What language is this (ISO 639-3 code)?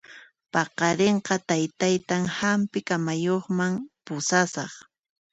qxp